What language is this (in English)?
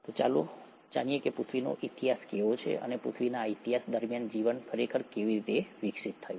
Gujarati